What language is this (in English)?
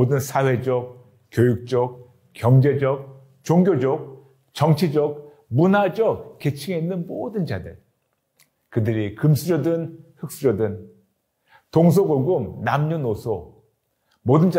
Korean